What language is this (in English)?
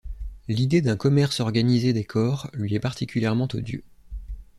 French